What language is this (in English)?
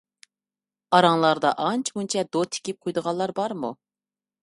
Uyghur